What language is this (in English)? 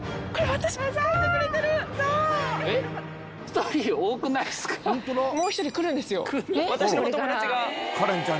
Japanese